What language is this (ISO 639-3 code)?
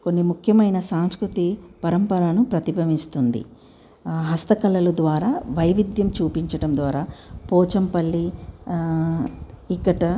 tel